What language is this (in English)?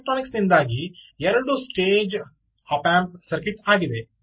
Kannada